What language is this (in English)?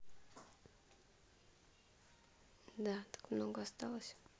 Russian